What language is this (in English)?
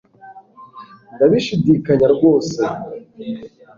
Kinyarwanda